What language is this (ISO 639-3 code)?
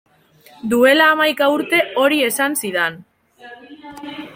eus